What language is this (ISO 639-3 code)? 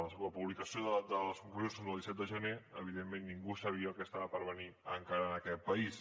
cat